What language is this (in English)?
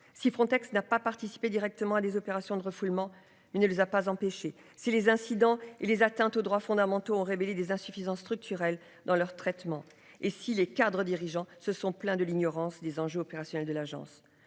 French